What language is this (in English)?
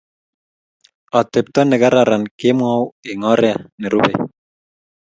Kalenjin